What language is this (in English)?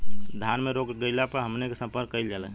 Bhojpuri